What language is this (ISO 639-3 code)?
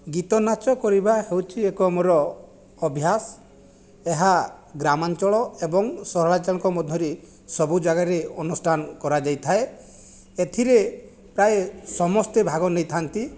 ori